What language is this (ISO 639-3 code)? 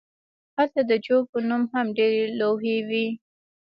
pus